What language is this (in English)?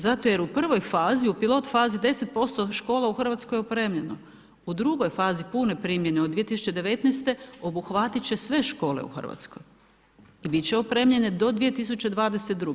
Croatian